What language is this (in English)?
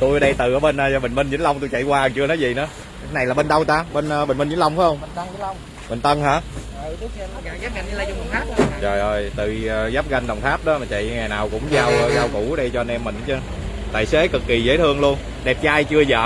Vietnamese